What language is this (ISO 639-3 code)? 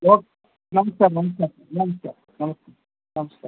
kan